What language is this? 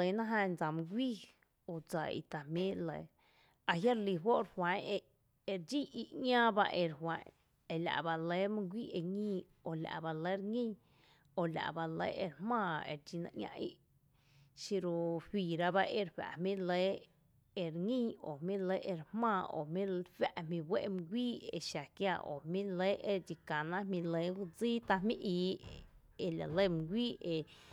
Tepinapa Chinantec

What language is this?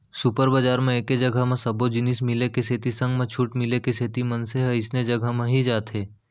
Chhattisgarhi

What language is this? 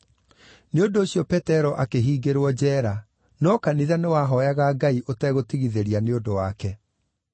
Kikuyu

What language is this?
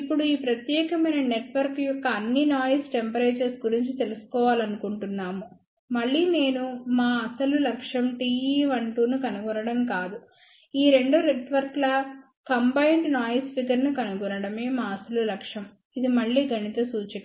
Telugu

